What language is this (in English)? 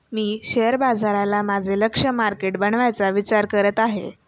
Marathi